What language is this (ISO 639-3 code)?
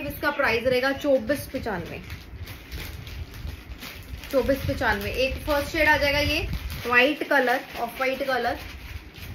hin